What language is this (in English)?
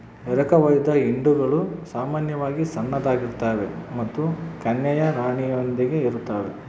Kannada